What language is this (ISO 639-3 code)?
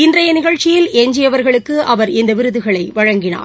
tam